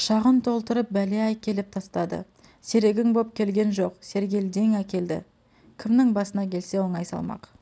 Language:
Kazakh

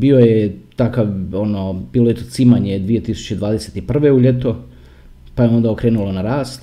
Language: Croatian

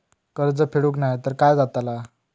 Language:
Marathi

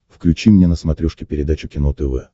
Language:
Russian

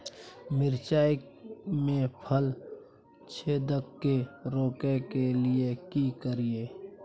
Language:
Maithili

